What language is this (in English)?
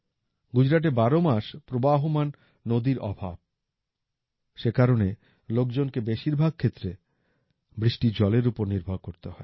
Bangla